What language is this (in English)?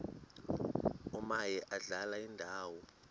Xhosa